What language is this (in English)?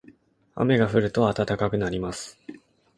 Japanese